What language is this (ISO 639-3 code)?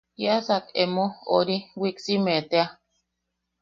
yaq